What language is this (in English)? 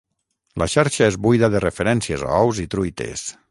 Catalan